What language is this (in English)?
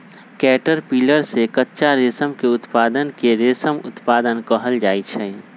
Magahi